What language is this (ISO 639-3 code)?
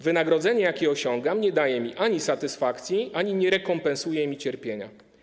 pol